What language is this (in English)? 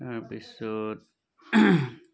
Assamese